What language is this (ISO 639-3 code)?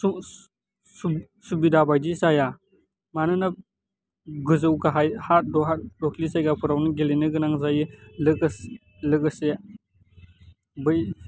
brx